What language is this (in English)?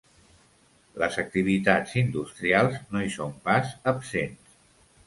Catalan